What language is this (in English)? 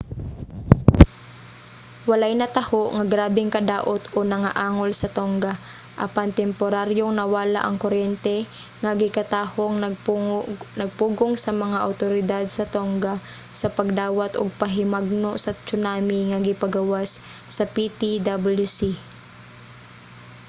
Cebuano